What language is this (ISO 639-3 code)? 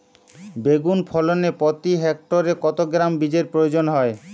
ben